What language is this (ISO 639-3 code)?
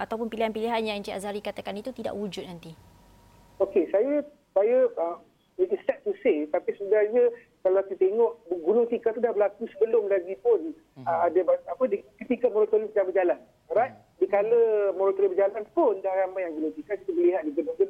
msa